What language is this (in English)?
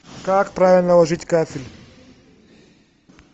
Russian